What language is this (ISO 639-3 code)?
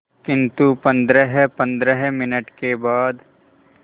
hin